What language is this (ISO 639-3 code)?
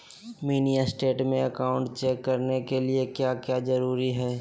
mag